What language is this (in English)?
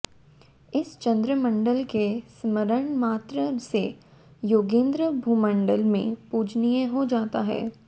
Hindi